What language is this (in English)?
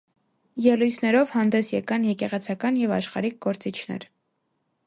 Armenian